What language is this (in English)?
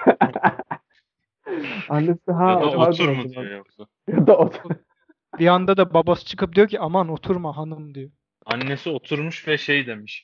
Turkish